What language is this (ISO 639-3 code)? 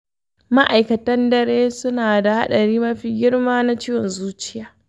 hau